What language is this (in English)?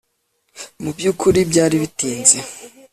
Kinyarwanda